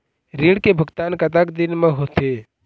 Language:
Chhattisgarhi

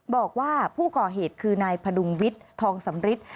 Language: Thai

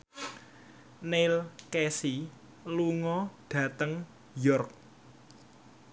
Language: Javanese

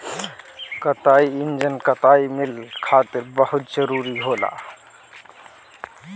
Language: Bhojpuri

